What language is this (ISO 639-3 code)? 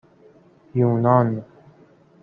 fas